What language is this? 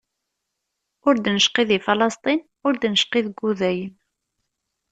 Kabyle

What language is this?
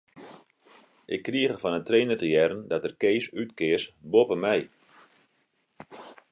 Western Frisian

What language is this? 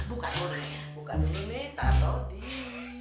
Indonesian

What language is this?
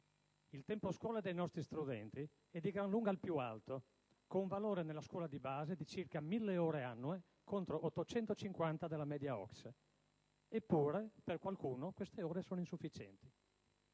Italian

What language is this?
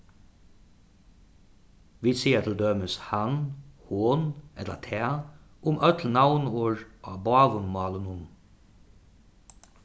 Faroese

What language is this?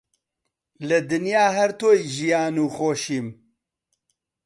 Central Kurdish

